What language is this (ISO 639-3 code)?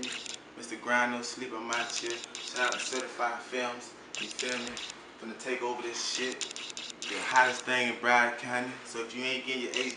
eng